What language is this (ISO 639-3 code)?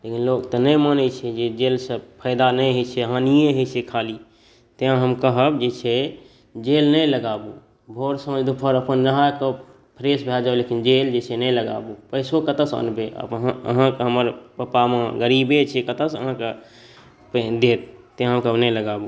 mai